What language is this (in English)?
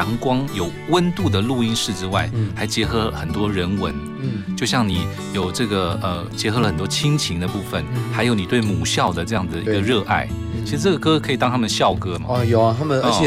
Chinese